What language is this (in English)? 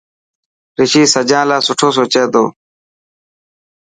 Dhatki